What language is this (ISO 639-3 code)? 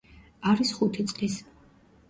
kat